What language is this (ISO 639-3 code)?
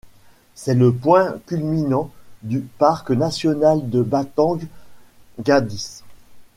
fra